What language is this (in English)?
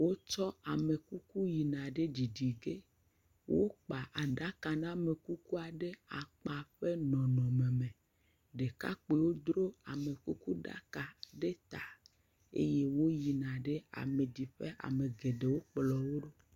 Ewe